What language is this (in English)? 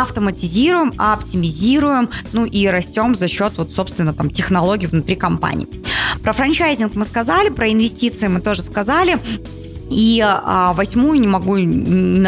Russian